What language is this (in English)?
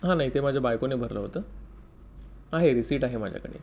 Marathi